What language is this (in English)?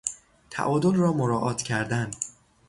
Persian